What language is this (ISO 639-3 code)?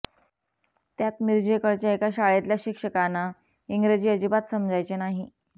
mar